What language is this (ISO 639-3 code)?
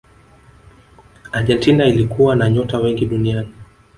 swa